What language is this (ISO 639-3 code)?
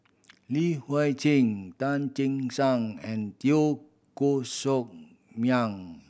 eng